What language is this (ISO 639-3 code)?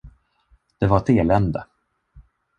swe